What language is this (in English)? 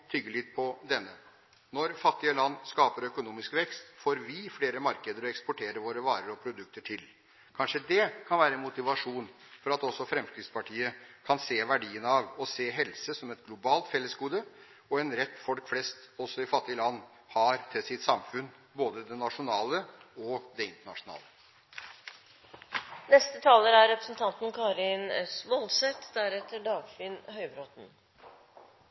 Norwegian Bokmål